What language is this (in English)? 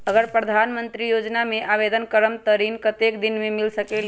Magahi